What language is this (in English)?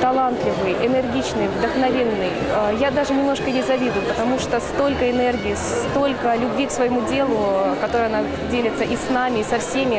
Russian